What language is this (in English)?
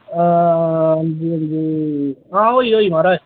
Dogri